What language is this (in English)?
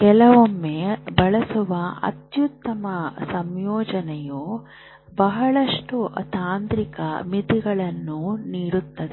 Kannada